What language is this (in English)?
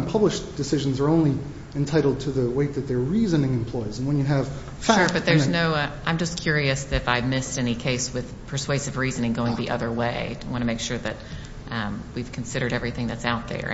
English